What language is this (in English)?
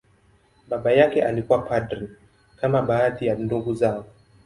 Swahili